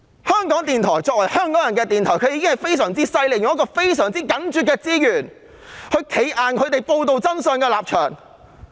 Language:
Cantonese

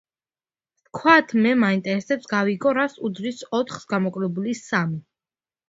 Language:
Georgian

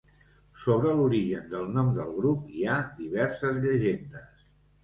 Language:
Catalan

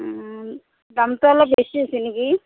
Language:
Assamese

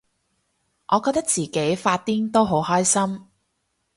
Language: Cantonese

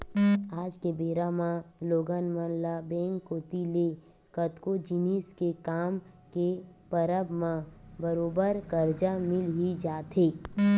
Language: Chhattisgarhi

